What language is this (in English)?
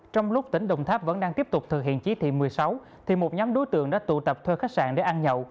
Vietnamese